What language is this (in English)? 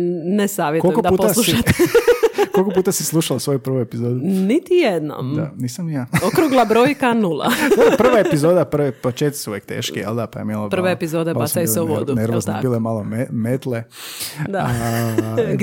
Croatian